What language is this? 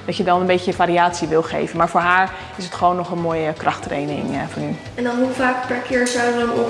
Dutch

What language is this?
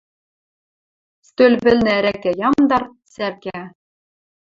Western Mari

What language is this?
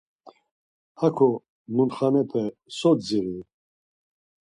Laz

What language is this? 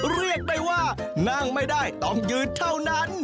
Thai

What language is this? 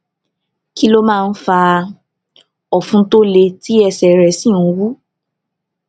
Yoruba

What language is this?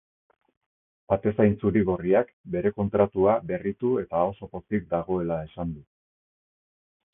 Basque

